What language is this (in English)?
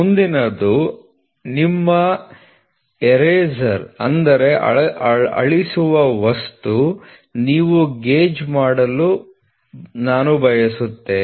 Kannada